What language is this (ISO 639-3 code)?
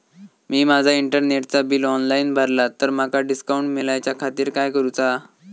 mar